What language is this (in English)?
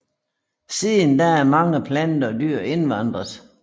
Danish